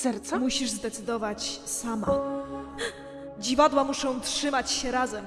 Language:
Polish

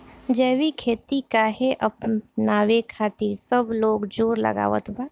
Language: Bhojpuri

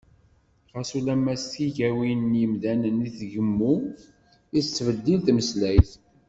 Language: Kabyle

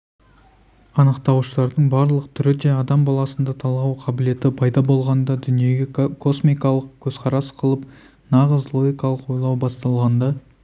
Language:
Kazakh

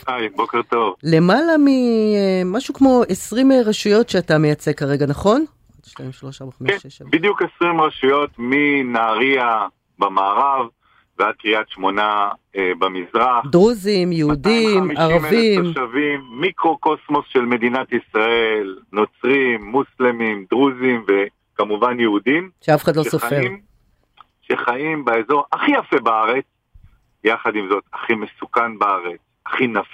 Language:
Hebrew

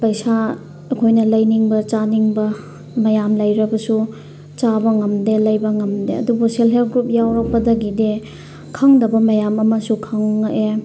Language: Manipuri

